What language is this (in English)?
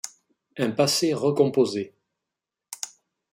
French